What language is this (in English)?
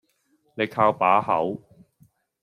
Cantonese